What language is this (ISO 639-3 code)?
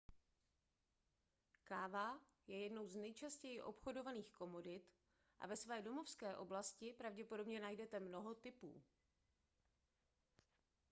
ces